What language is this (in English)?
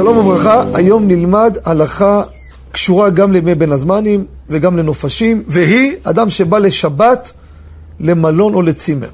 Hebrew